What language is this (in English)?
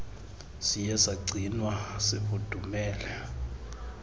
Xhosa